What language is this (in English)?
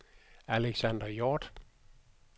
Danish